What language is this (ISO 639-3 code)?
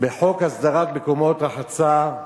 heb